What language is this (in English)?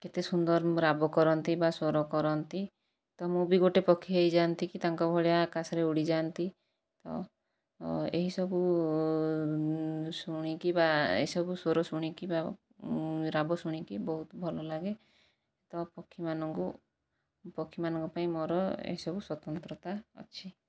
Odia